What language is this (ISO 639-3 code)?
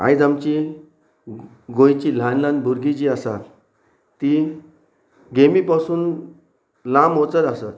kok